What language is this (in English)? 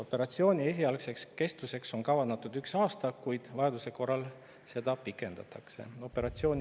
Estonian